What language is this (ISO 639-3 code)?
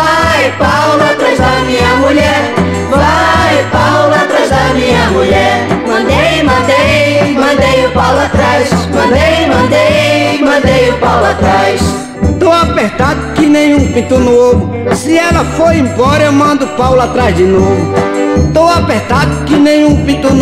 por